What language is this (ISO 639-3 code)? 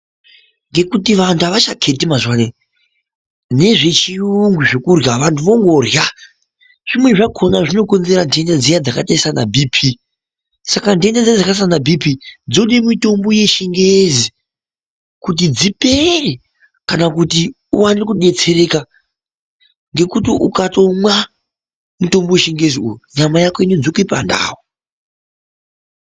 ndc